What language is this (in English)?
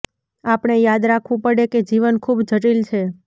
Gujarati